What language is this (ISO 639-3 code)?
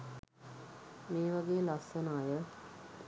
sin